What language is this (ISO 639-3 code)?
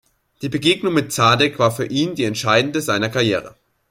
deu